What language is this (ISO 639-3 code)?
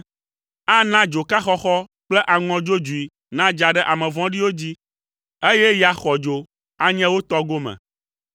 ewe